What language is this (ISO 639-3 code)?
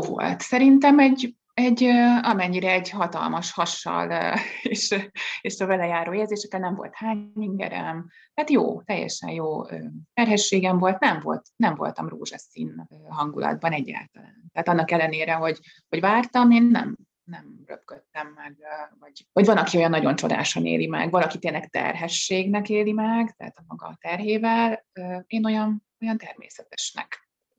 hun